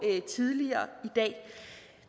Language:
Danish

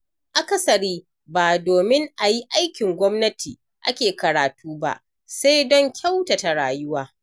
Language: Hausa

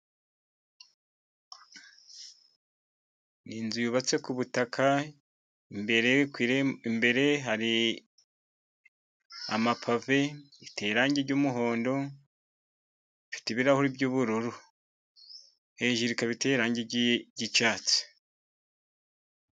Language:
Kinyarwanda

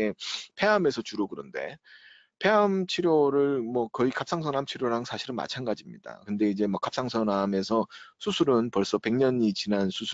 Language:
Korean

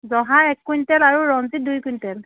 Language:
Assamese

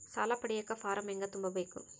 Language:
Kannada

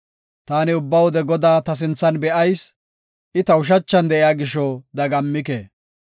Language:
Gofa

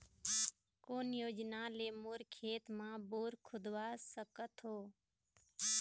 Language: Chhattisgarhi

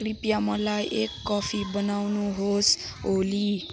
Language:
Nepali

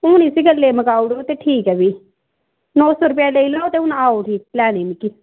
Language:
Dogri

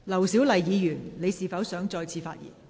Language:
Cantonese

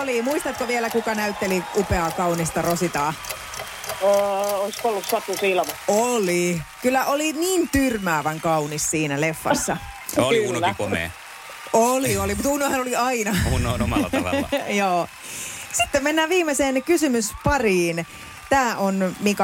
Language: Finnish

